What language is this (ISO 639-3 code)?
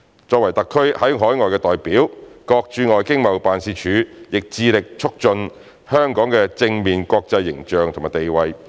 yue